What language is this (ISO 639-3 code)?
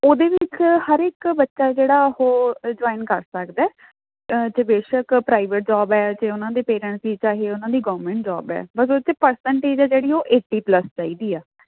pan